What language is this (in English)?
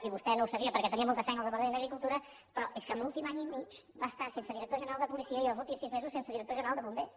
Catalan